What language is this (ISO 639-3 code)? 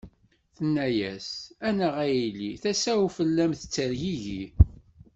kab